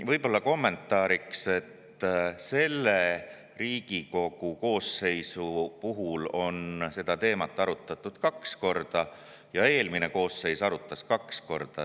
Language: Estonian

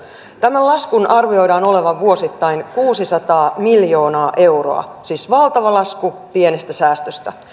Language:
Finnish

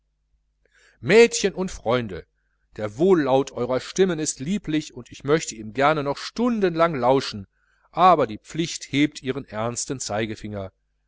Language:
German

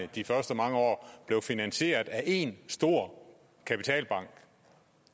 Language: Danish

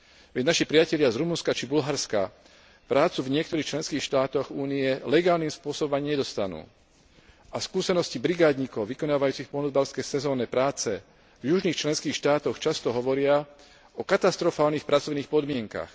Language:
Slovak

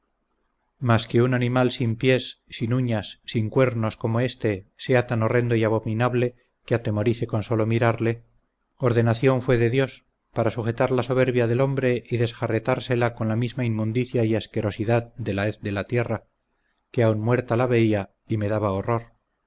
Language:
Spanish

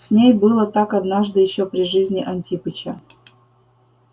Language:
Russian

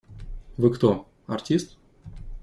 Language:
Russian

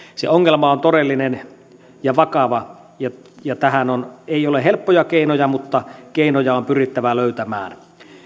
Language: Finnish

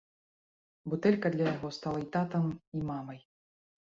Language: Belarusian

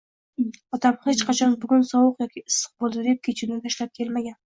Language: Uzbek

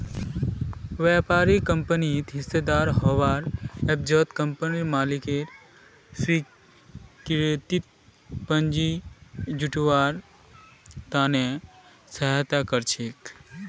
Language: Magahi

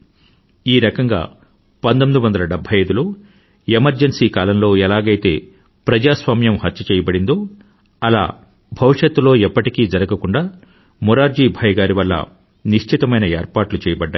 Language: Telugu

